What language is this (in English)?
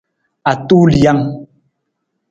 Nawdm